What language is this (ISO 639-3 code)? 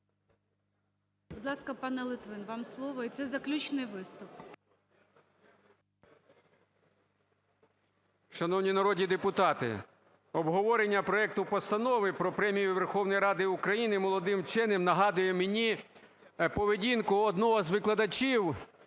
ukr